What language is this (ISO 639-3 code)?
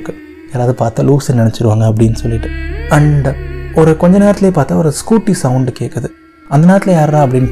tam